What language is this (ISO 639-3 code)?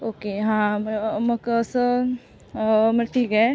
mar